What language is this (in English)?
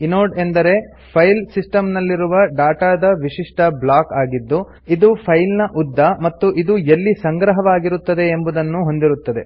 Kannada